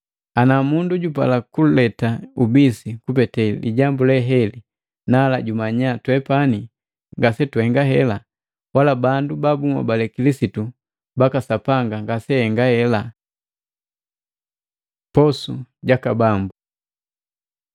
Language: Matengo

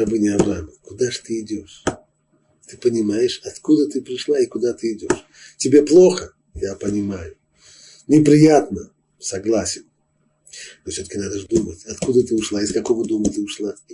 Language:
Russian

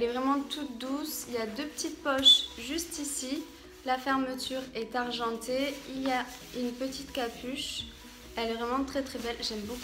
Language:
French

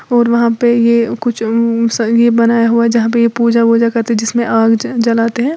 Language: Hindi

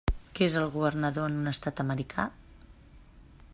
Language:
Catalan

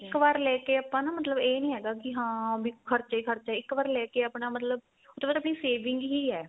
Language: Punjabi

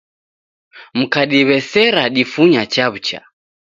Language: Taita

